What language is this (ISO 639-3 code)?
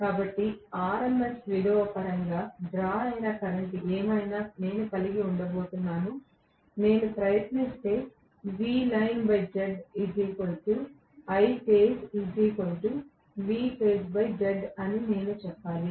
tel